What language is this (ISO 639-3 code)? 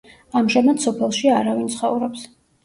kat